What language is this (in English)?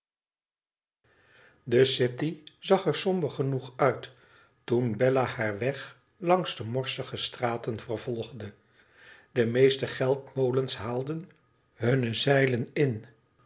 Dutch